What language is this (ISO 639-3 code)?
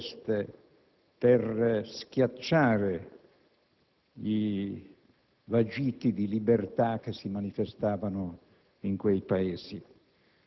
ita